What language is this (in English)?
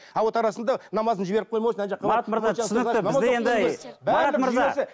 Kazakh